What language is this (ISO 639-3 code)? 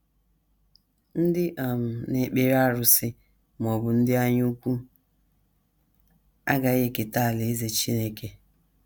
ibo